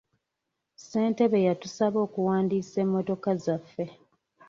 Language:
Ganda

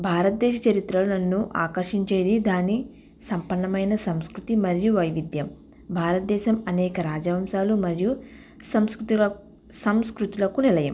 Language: Telugu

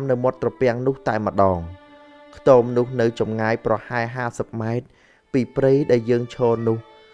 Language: Thai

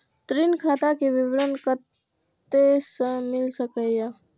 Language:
Maithili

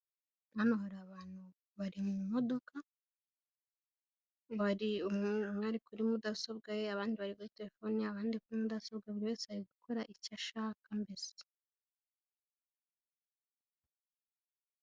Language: Kinyarwanda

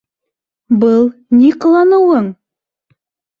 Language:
Bashkir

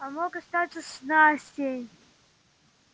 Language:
Russian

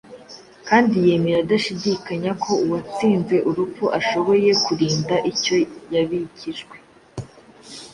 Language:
Kinyarwanda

